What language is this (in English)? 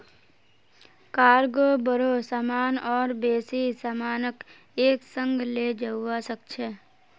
Magahi